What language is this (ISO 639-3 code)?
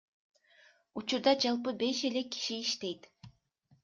kir